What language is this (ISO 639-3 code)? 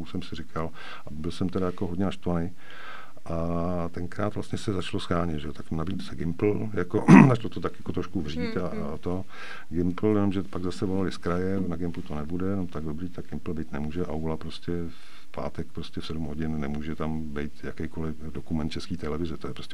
ces